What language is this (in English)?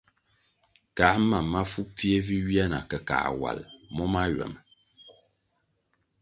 Kwasio